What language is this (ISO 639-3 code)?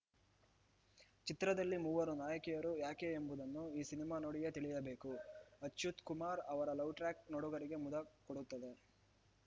kan